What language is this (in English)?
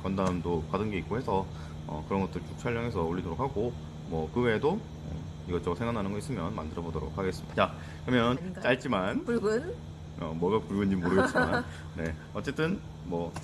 Korean